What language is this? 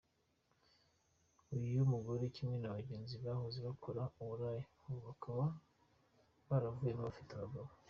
Kinyarwanda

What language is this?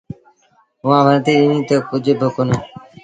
Sindhi Bhil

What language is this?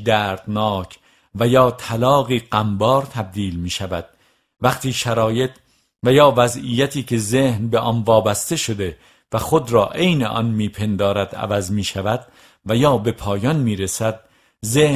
Persian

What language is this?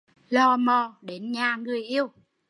Vietnamese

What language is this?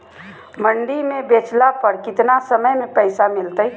Magahi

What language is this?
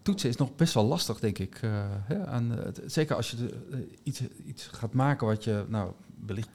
Dutch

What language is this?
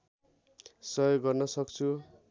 Nepali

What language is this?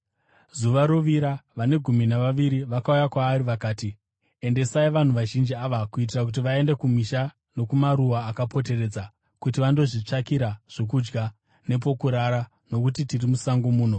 Shona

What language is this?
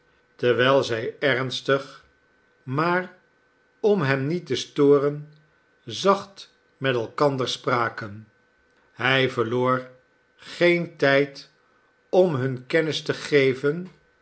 Dutch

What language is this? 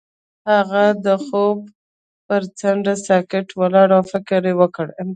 Pashto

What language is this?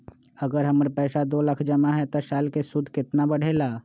Magahi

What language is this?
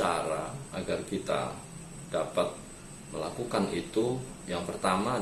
Indonesian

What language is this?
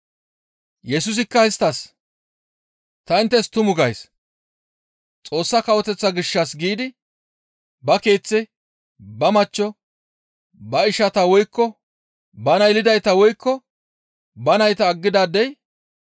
Gamo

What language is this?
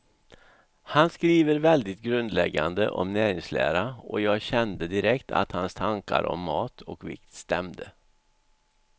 Swedish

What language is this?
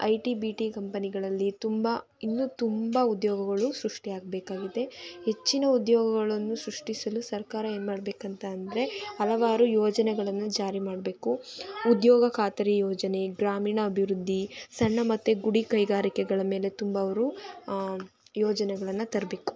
Kannada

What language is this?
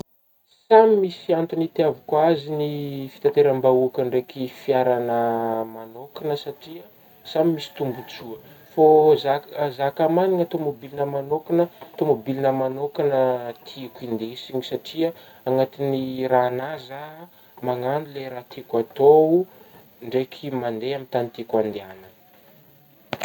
Northern Betsimisaraka Malagasy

